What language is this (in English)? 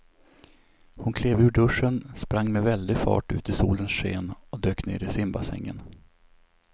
Swedish